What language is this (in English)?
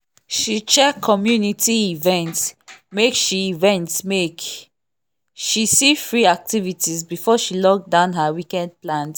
Nigerian Pidgin